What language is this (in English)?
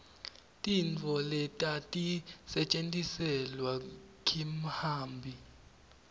Swati